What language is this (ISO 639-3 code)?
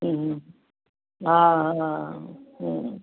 snd